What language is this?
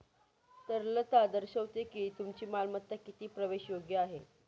Marathi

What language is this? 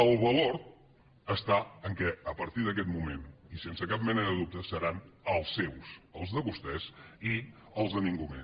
Catalan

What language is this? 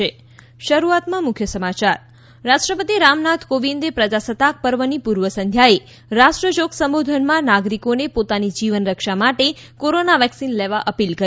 Gujarati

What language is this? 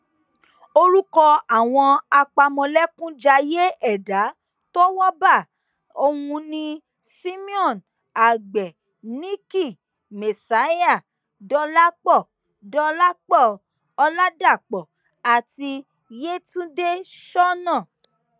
Yoruba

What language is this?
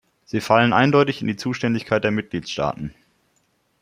German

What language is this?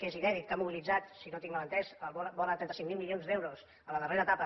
Catalan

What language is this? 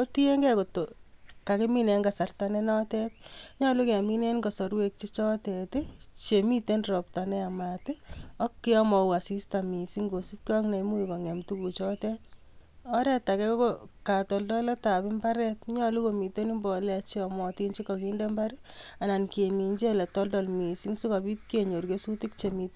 Kalenjin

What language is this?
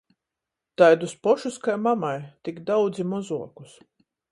Latgalian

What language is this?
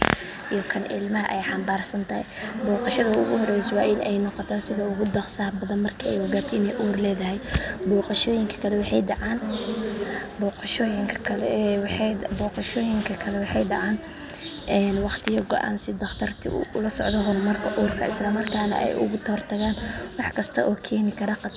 Somali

